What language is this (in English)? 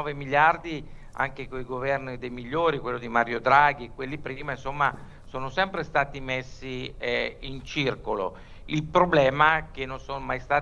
Italian